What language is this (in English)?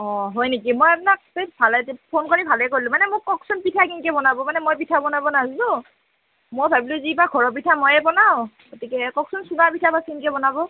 Assamese